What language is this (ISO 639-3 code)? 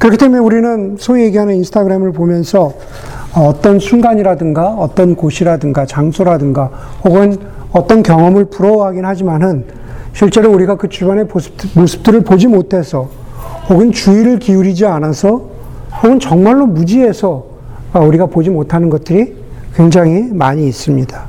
kor